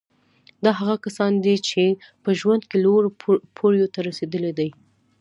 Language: Pashto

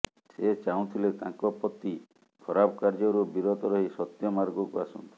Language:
Odia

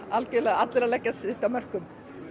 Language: Icelandic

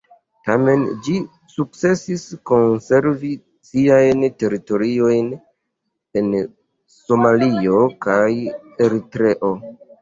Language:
Esperanto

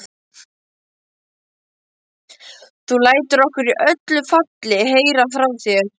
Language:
Icelandic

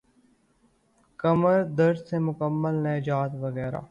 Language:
Urdu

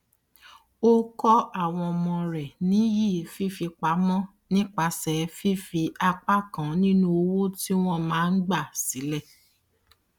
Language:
Yoruba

